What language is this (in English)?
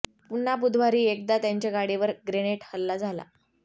Marathi